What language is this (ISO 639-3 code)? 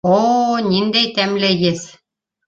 bak